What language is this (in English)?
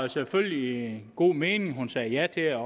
Danish